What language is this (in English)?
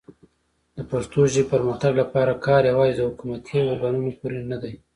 Pashto